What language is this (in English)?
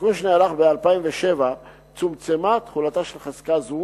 Hebrew